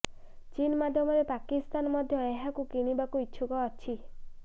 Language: Odia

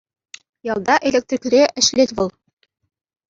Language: Chuvash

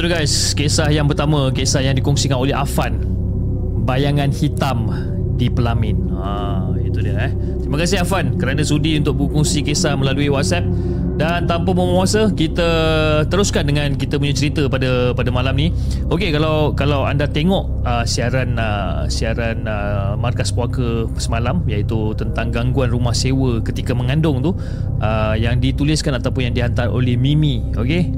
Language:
Malay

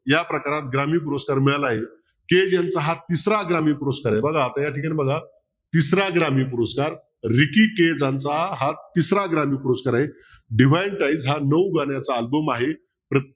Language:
Marathi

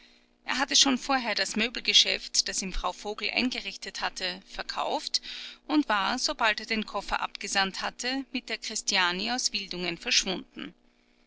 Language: German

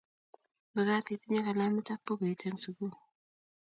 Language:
Kalenjin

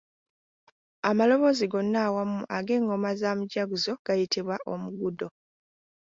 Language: Ganda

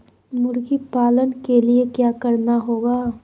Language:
Magahi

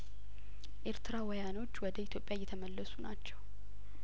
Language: Amharic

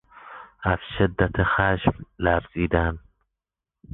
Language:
Persian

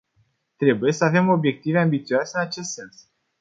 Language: Romanian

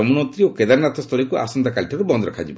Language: Odia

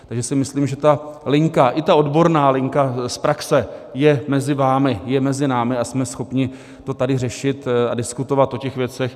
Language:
Czech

